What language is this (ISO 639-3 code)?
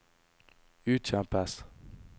nor